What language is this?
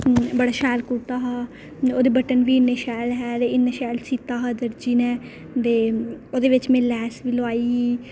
Dogri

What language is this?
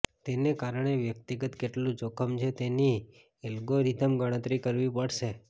Gujarati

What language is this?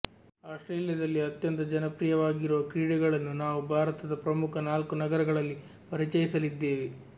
Kannada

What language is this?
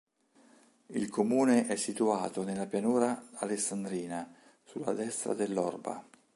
Italian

